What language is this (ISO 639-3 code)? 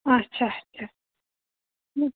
kas